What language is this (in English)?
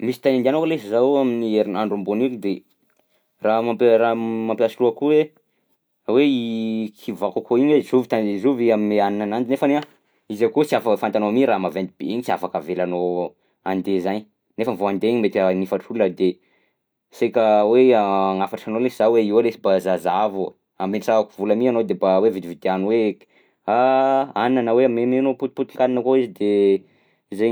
Southern Betsimisaraka Malagasy